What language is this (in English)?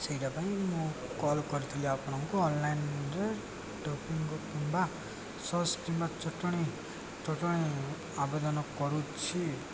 Odia